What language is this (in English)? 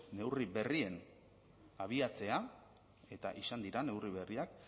Basque